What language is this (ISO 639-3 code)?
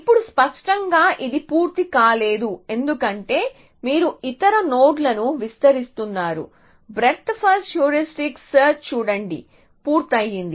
tel